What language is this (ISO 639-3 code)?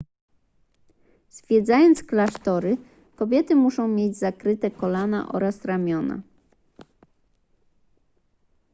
pol